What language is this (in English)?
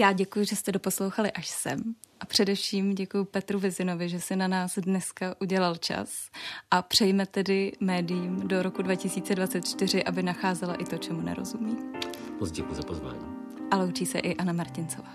Czech